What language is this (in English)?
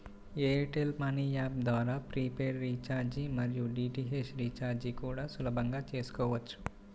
Telugu